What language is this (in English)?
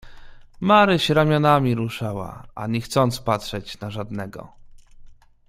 Polish